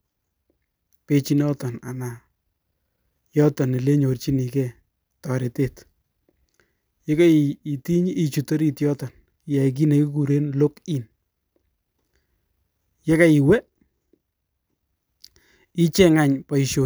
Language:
Kalenjin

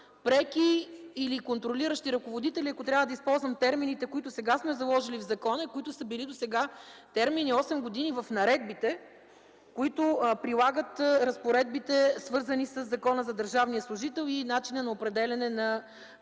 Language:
Bulgarian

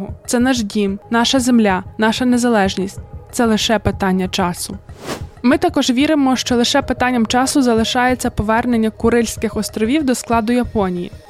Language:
Ukrainian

